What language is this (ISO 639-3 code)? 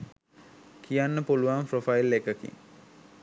sin